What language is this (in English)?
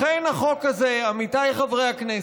Hebrew